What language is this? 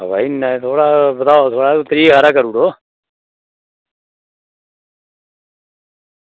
Dogri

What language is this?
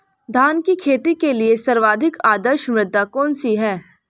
Hindi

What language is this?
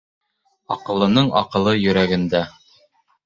Bashkir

